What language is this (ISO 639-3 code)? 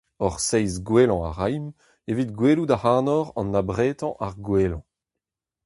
bre